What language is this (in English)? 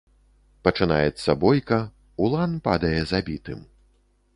Belarusian